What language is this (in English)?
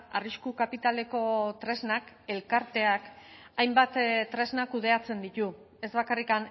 Basque